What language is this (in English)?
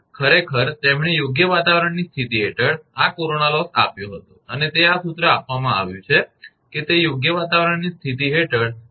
Gujarati